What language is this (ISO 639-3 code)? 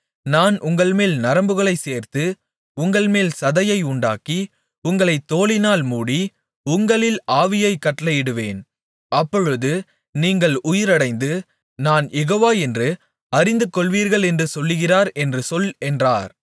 tam